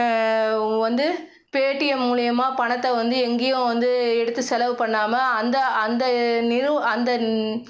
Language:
Tamil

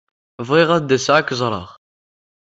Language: Kabyle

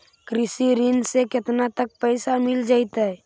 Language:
Magahi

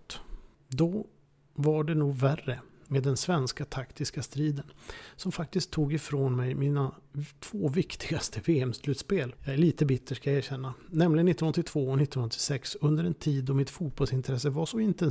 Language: Swedish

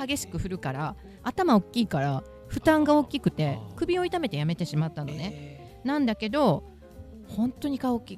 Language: Japanese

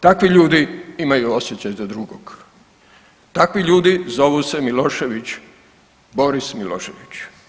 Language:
Croatian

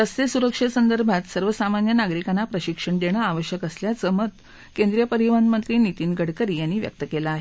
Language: Marathi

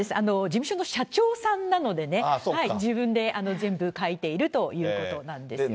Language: Japanese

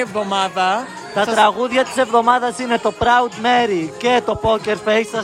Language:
Greek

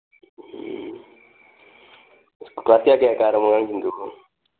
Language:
Manipuri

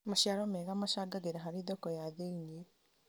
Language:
Kikuyu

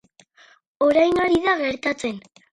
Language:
Basque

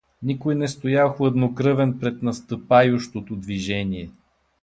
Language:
Bulgarian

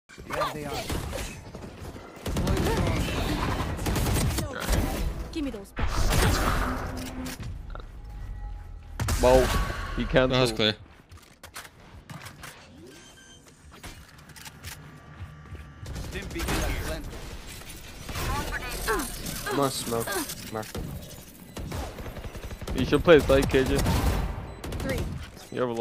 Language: English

